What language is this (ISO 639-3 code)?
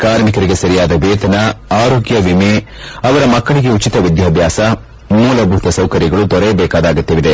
kan